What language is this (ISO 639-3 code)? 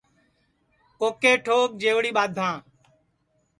ssi